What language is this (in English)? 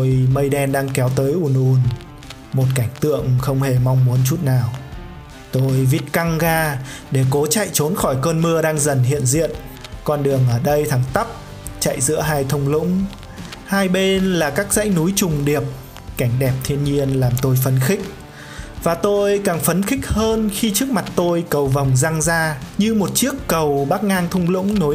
Vietnamese